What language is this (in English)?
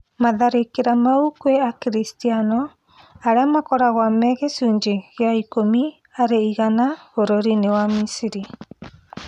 Kikuyu